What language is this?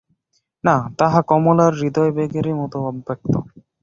Bangla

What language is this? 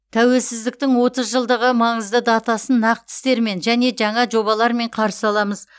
Kazakh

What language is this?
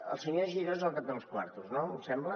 Catalan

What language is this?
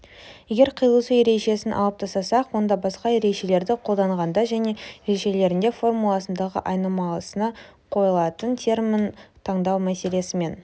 Kazakh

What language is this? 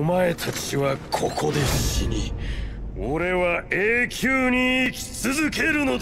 Japanese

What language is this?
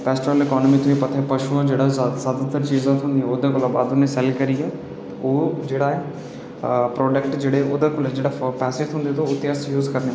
Dogri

